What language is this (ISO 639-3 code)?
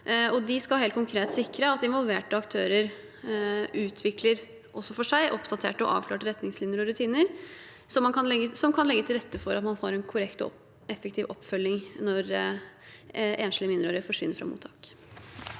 nor